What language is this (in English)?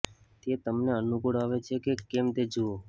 Gujarati